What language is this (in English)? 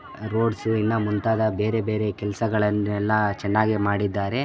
Kannada